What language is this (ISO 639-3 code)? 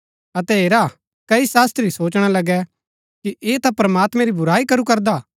gbk